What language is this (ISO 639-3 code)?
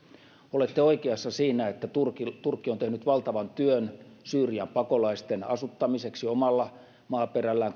fin